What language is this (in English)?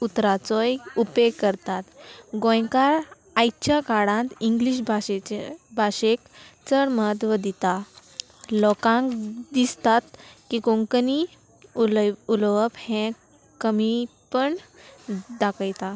Konkani